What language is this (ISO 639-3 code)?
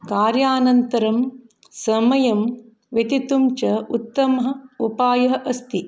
san